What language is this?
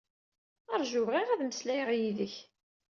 Kabyle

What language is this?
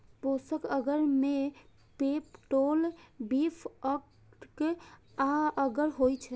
Maithili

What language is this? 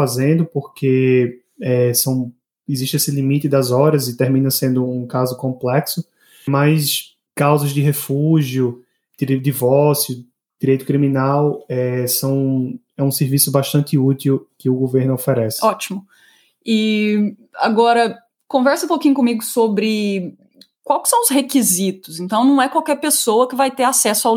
Portuguese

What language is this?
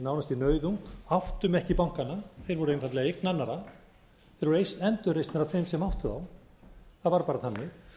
Icelandic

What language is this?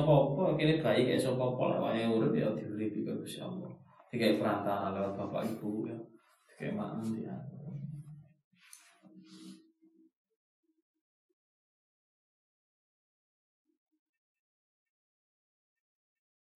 Malay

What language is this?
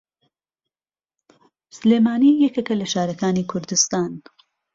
Central Kurdish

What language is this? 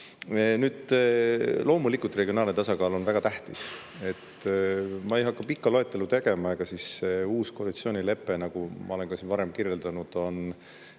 Estonian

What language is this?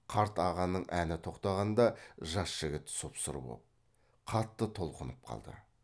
Kazakh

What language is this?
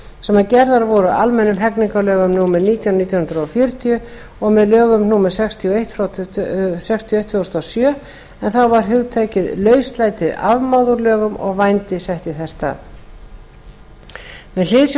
Icelandic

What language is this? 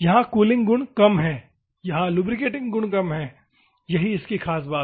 Hindi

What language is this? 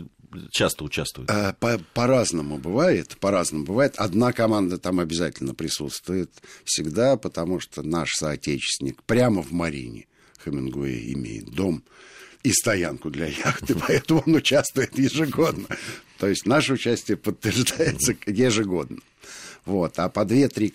Russian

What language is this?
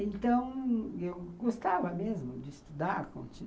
Portuguese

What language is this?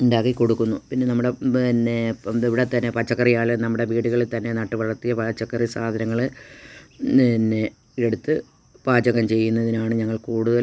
Malayalam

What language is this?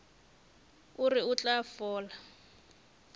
Northern Sotho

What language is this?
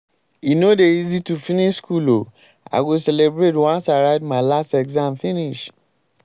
Nigerian Pidgin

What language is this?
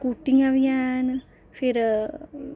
Dogri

